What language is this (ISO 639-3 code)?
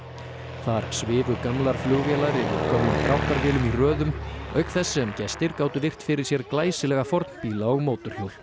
isl